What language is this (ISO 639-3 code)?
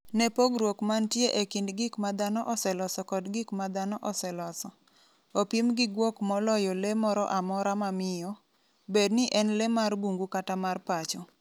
luo